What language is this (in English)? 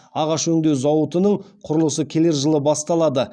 Kazakh